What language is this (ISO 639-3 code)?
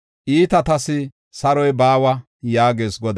gof